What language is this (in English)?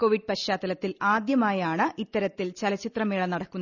Malayalam